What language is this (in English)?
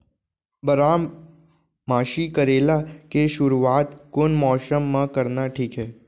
Chhattisgarhi